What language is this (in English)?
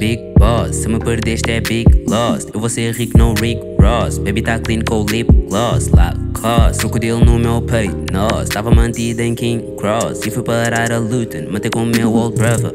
Portuguese